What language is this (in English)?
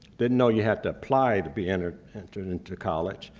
English